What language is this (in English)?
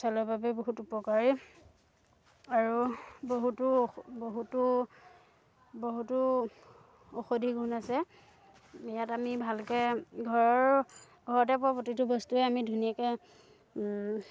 Assamese